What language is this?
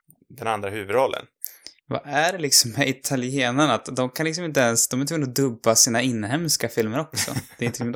Swedish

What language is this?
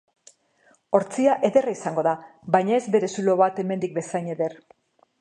Basque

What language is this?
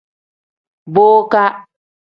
Tem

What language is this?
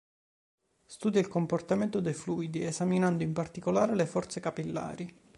Italian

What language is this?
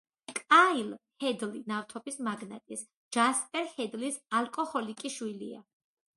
Georgian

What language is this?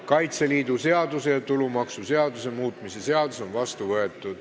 Estonian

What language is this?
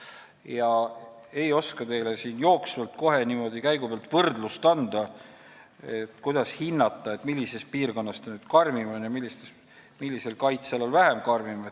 Estonian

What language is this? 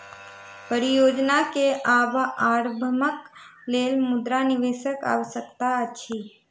Maithili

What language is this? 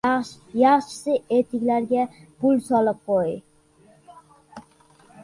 Uzbek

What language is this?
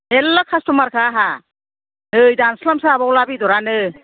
Bodo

